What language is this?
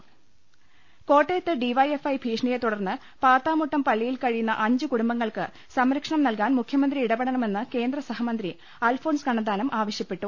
Malayalam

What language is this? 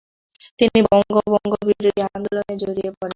Bangla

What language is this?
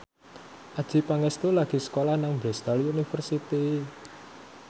Javanese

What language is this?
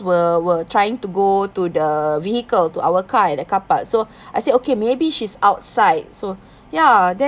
English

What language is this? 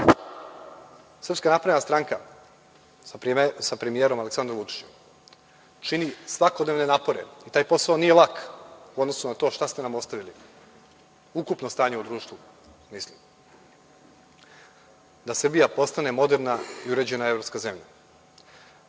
Serbian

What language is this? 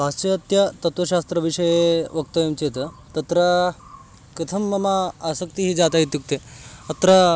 Sanskrit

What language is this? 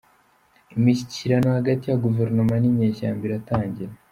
Kinyarwanda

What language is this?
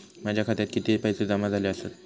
Marathi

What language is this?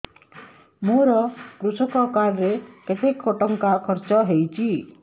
Odia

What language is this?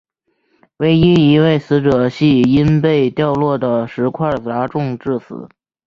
Chinese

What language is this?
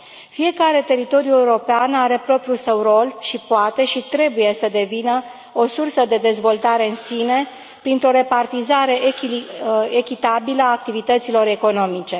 Romanian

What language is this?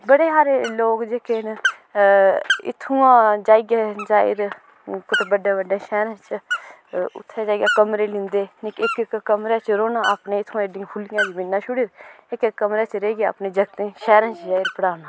Dogri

